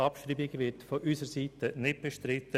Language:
Swiss German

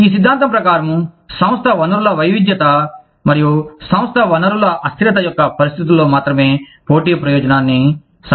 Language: Telugu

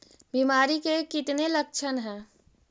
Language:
Magahi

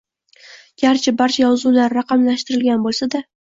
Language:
Uzbek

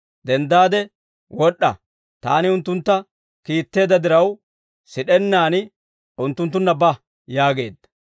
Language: Dawro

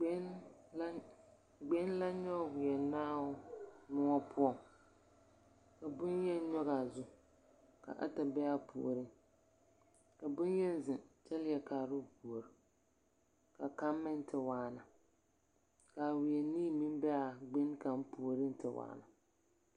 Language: Southern Dagaare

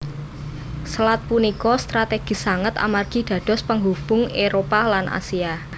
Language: Javanese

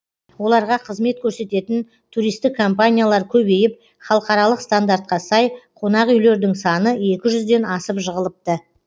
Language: Kazakh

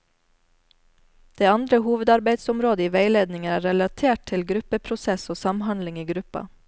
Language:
Norwegian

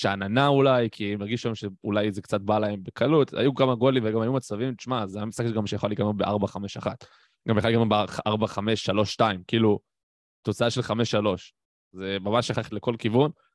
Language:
Hebrew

